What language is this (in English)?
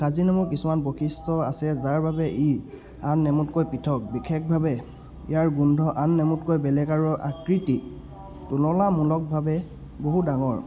Assamese